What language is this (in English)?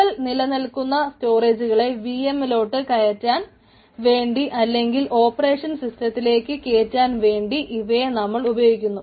Malayalam